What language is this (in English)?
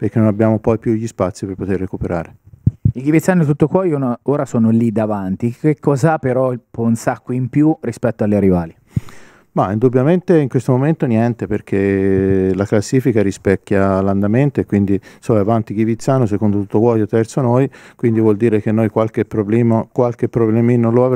Italian